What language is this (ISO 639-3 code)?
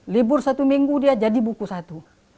ind